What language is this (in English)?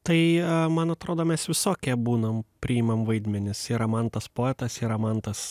Lithuanian